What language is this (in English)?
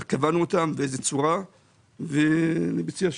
Hebrew